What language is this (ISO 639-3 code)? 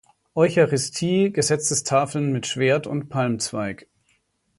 deu